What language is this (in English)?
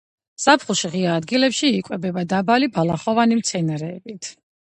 Georgian